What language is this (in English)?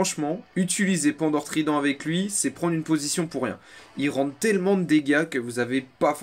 French